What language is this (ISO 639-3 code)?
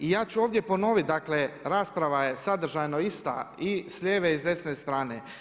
hrv